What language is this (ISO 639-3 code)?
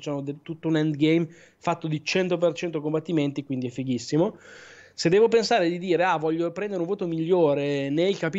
ita